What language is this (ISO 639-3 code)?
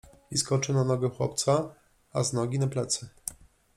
pol